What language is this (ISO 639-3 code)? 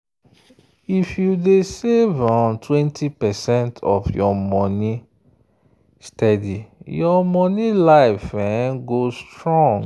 pcm